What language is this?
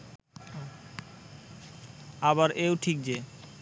Bangla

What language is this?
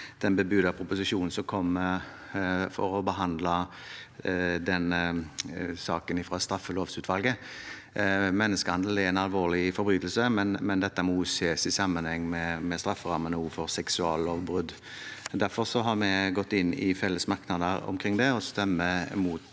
Norwegian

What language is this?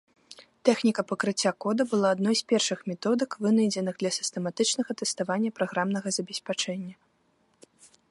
Belarusian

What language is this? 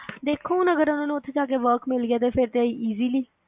Punjabi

